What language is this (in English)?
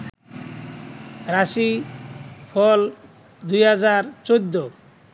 Bangla